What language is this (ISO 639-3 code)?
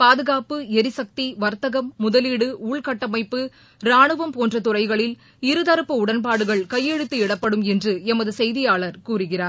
tam